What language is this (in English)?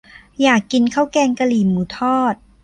Thai